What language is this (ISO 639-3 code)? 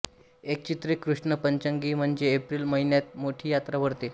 mar